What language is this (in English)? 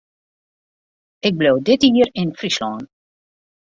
Western Frisian